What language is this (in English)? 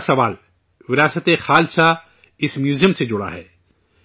Urdu